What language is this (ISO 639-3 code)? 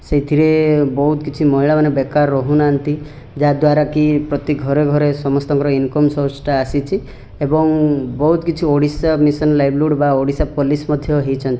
ori